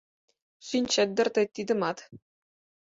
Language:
Mari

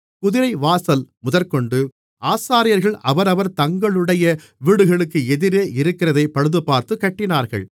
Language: Tamil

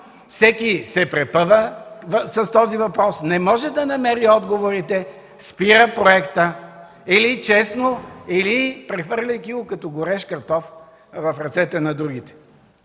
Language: Bulgarian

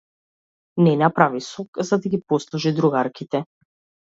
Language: Macedonian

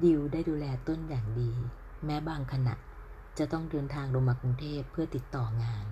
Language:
Thai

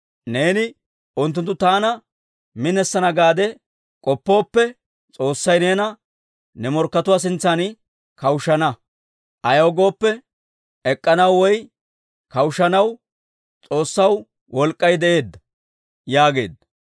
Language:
Dawro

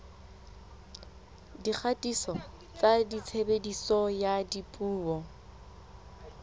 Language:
Southern Sotho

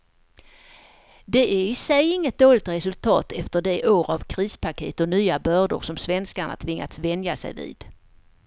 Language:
Swedish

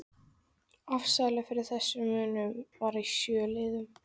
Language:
Icelandic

